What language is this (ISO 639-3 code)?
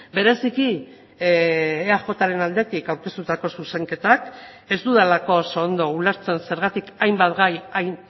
eus